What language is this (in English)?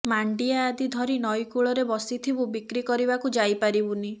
Odia